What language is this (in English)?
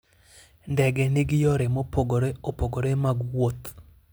Luo (Kenya and Tanzania)